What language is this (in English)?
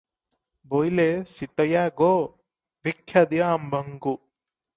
Odia